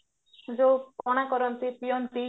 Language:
Odia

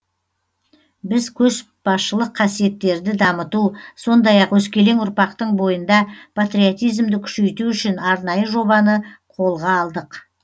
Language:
Kazakh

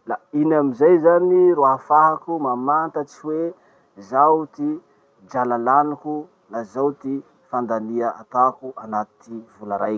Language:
Masikoro Malagasy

